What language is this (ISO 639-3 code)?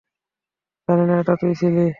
ben